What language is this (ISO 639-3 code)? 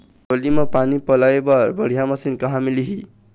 hne